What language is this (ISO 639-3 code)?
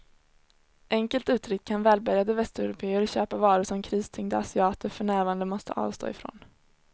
swe